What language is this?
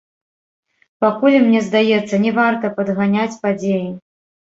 Belarusian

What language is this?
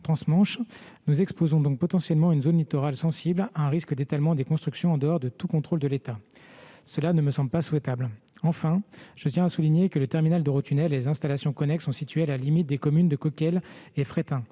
French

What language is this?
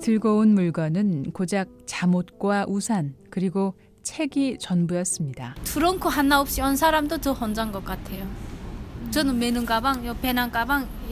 Korean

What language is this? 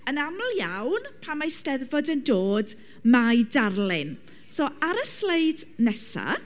Welsh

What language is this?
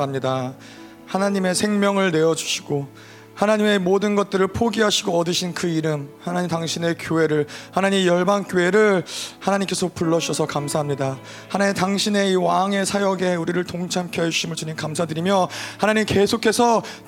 Korean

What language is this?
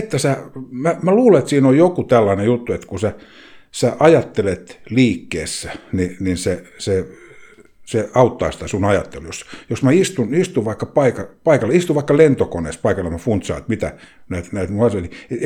Finnish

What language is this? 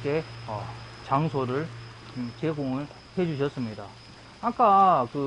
Korean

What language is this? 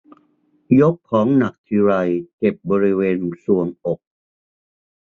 Thai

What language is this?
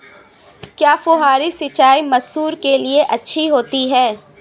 Hindi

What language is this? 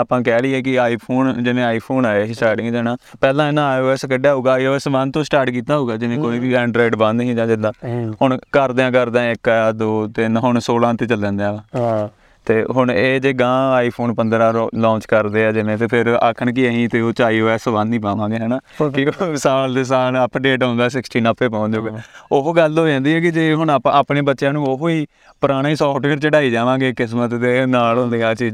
Punjabi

